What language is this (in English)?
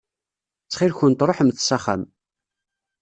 Kabyle